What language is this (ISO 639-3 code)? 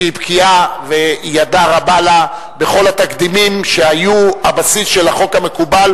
heb